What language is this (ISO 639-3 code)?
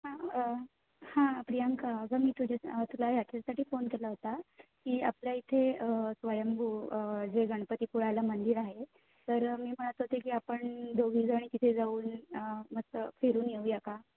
mar